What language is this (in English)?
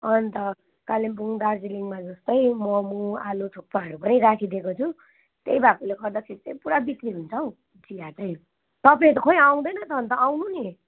Nepali